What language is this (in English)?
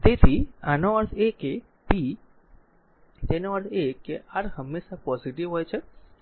Gujarati